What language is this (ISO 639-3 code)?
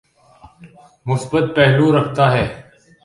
urd